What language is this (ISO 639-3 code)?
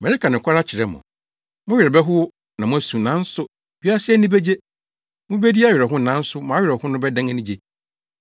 aka